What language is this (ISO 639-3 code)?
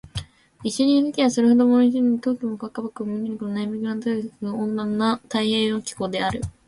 jpn